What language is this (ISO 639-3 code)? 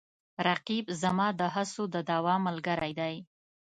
pus